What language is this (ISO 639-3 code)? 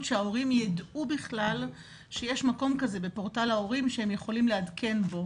heb